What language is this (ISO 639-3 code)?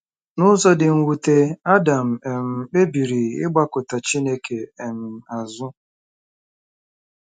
ibo